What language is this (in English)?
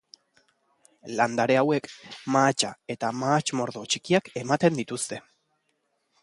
Basque